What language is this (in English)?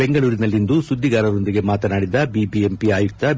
Kannada